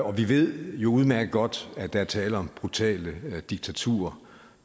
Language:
Danish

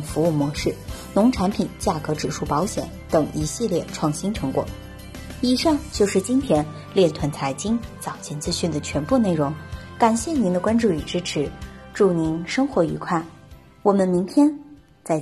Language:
Chinese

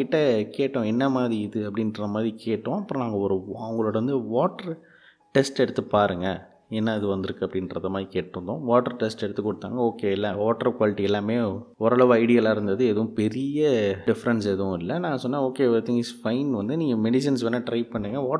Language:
Tamil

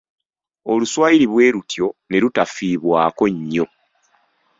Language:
Ganda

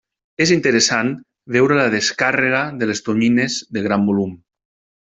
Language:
Catalan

